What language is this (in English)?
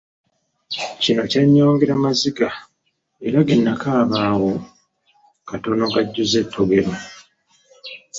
Ganda